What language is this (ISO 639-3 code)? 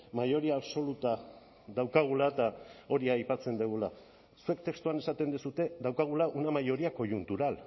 eus